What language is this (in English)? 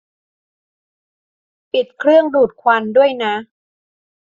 Thai